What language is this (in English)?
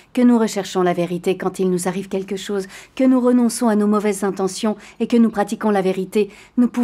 French